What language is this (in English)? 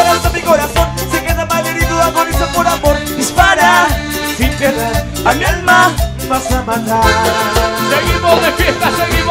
Spanish